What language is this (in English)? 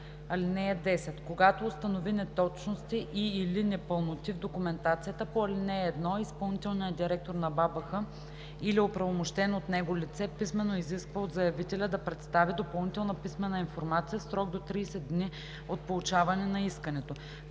Bulgarian